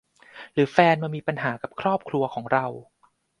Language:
Thai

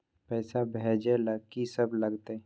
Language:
Maithili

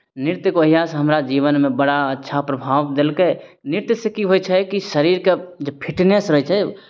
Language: Maithili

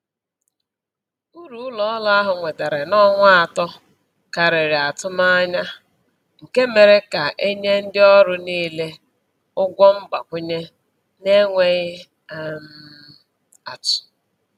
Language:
Igbo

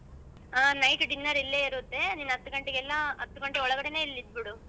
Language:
Kannada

